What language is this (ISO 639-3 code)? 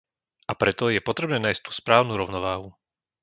slk